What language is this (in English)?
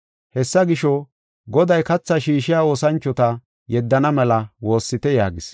Gofa